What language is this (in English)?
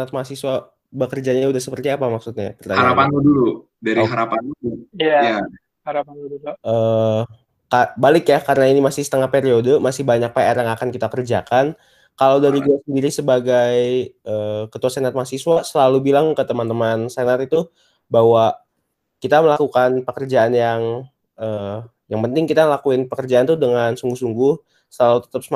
Indonesian